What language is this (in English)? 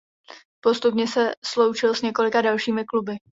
Czech